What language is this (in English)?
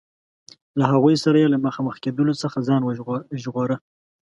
Pashto